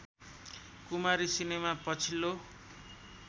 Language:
Nepali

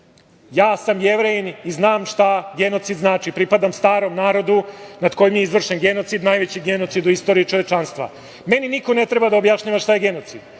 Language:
Serbian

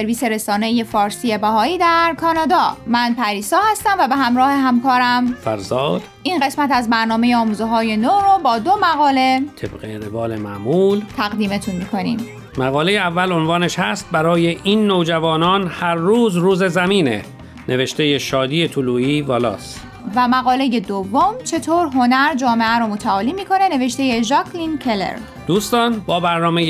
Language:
Persian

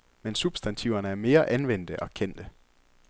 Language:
Danish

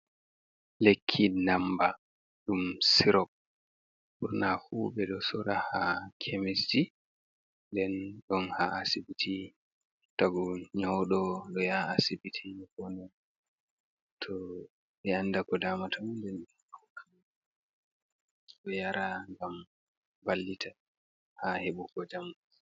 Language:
Fula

